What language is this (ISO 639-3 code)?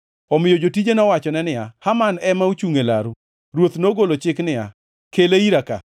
luo